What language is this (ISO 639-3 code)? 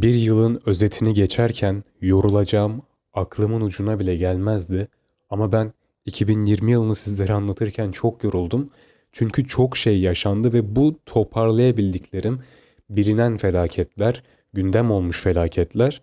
tur